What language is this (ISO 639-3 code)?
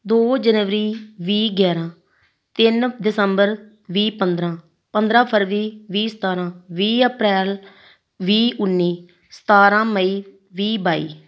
pan